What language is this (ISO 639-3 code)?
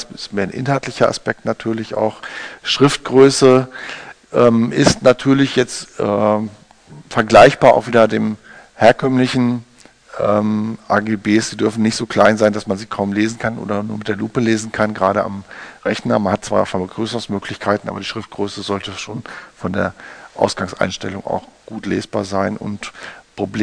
deu